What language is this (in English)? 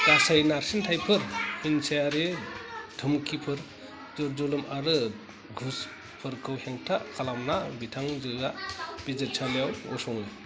Bodo